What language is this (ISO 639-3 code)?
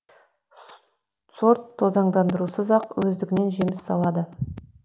kaz